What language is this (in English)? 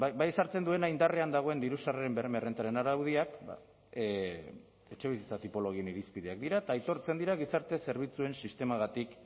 Basque